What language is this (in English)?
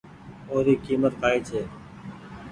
Goaria